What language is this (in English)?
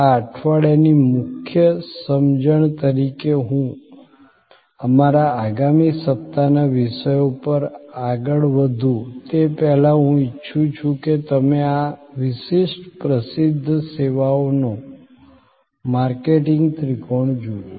Gujarati